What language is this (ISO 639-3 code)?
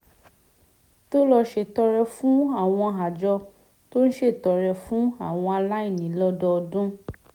yor